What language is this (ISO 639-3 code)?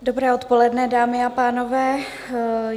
ces